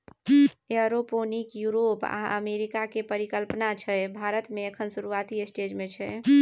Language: Maithili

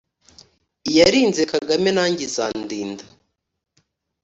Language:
Kinyarwanda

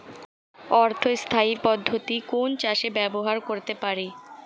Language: Bangla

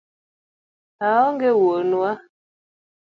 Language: Luo (Kenya and Tanzania)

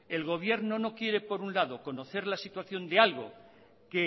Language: Spanish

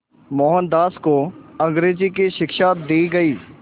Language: Hindi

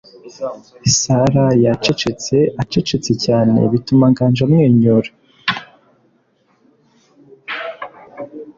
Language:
Kinyarwanda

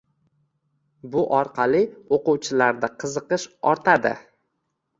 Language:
Uzbek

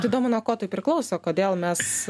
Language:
Lithuanian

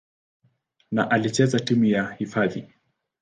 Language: Swahili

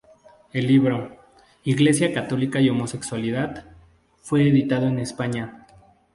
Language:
Spanish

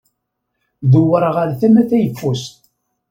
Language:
Kabyle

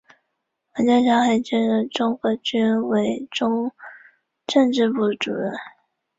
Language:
Chinese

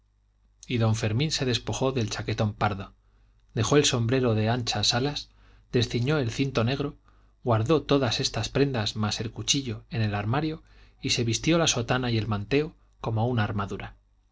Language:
Spanish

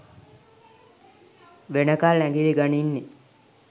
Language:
Sinhala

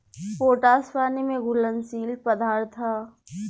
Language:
Bhojpuri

